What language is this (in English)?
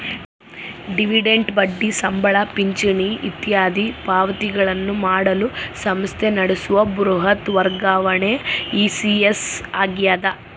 Kannada